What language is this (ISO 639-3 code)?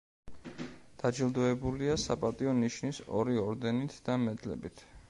kat